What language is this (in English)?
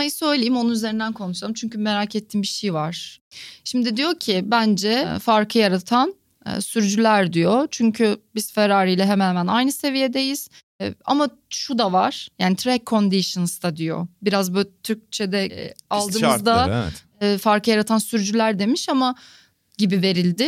Turkish